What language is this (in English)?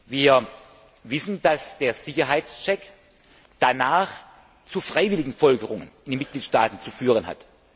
German